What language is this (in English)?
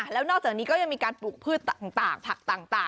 Thai